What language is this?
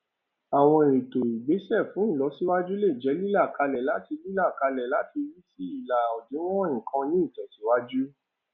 Yoruba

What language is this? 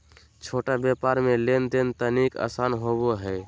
Magahi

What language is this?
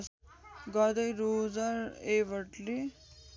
Nepali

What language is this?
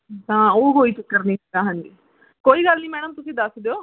Punjabi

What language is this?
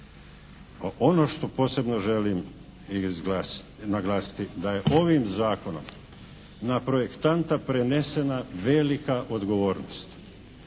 Croatian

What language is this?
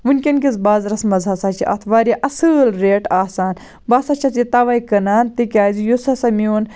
Kashmiri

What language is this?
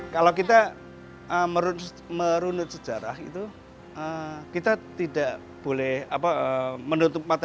Indonesian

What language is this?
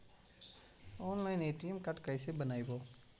Magahi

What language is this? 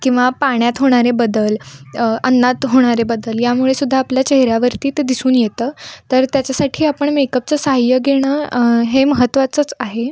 Marathi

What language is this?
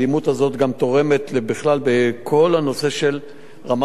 Hebrew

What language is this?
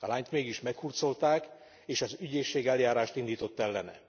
Hungarian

